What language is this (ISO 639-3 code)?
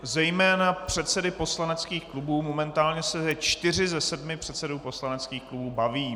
ces